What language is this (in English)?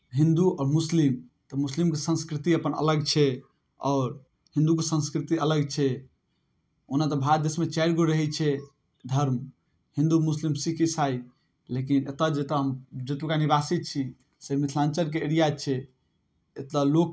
Maithili